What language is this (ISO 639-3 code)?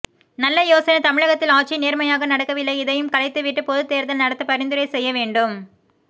tam